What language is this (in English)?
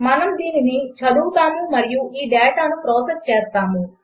Telugu